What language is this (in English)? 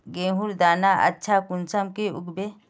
Magahi